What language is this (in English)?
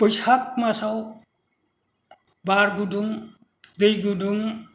Bodo